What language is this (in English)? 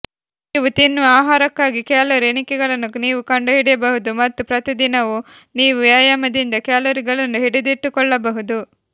Kannada